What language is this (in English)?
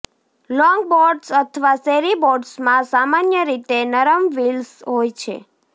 Gujarati